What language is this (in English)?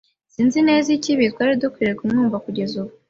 Kinyarwanda